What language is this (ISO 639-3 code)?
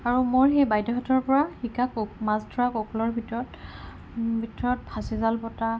asm